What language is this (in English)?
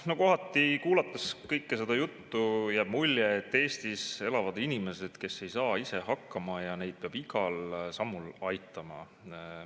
Estonian